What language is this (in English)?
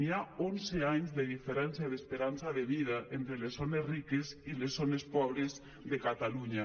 Catalan